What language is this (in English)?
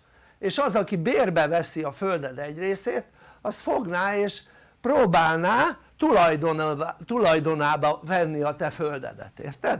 Hungarian